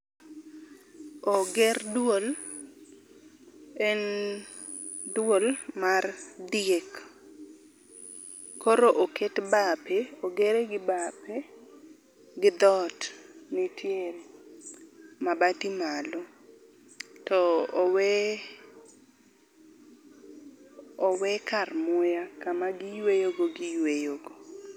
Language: Luo (Kenya and Tanzania)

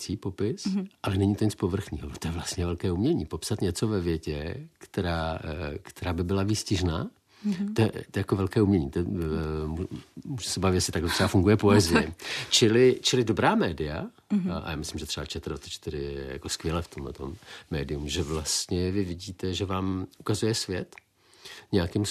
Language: Czech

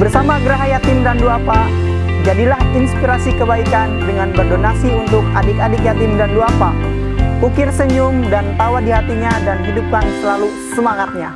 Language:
Indonesian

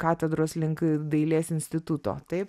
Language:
Lithuanian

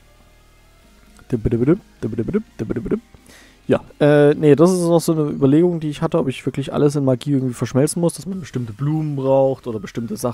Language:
German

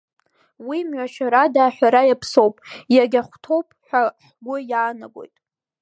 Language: Abkhazian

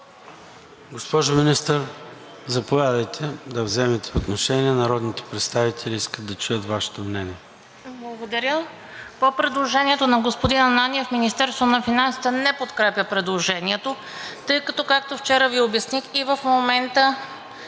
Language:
Bulgarian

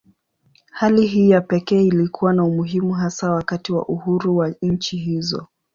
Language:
Swahili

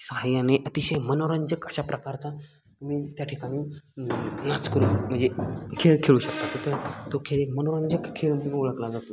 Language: Marathi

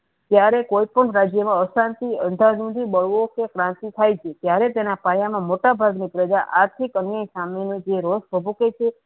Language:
Gujarati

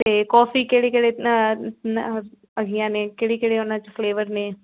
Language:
Punjabi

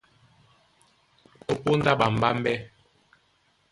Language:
Duala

